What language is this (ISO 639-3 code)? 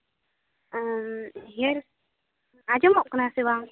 sat